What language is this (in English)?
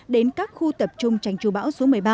Vietnamese